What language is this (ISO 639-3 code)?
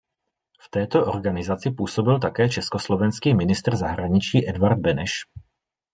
ces